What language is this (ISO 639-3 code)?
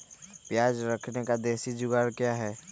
mag